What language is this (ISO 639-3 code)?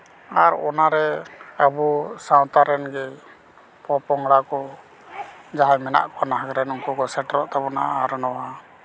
sat